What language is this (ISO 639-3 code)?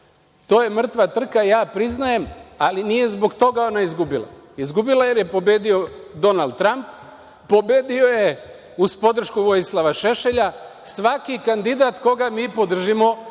srp